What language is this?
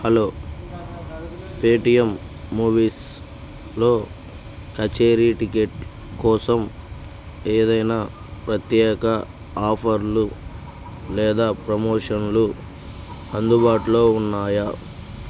Telugu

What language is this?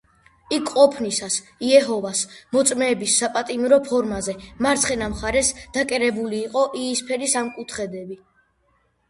Georgian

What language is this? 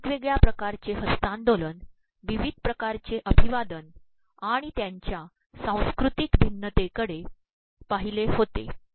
Marathi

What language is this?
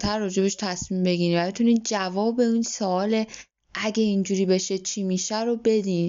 Persian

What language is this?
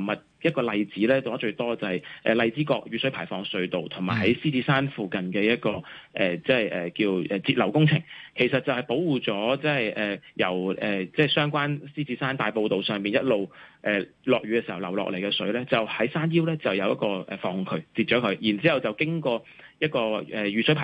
Chinese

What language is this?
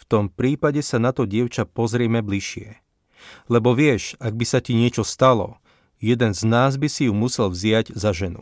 Slovak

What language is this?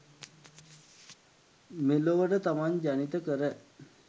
Sinhala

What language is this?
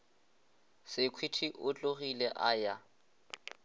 Northern Sotho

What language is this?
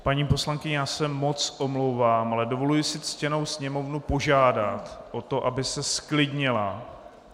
Czech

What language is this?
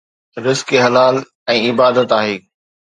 Sindhi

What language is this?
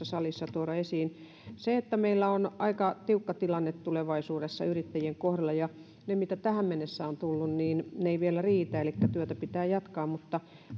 Finnish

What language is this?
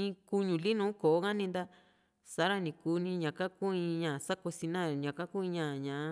Juxtlahuaca Mixtec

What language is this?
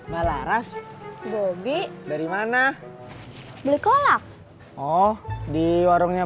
Indonesian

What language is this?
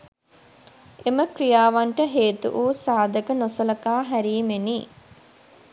Sinhala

